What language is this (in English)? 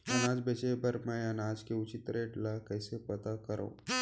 Chhattisgarhi